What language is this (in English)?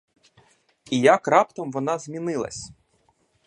Ukrainian